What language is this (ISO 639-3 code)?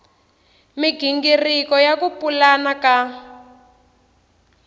tso